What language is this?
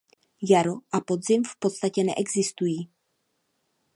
Czech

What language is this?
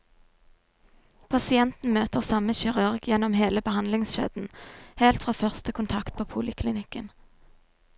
Norwegian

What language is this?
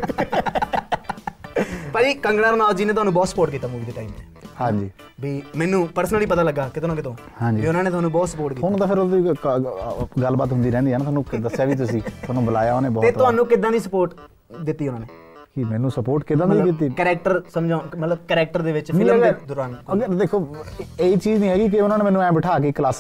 Punjabi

